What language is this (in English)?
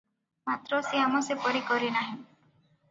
Odia